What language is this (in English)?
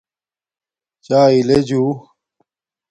Domaaki